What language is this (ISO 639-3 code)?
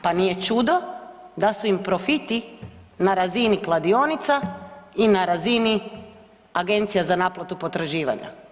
hrv